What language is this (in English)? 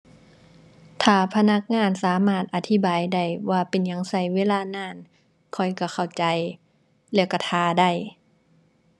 Thai